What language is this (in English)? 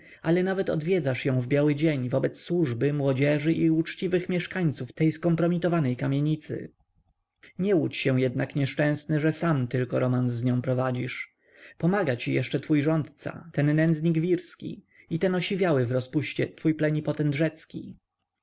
Polish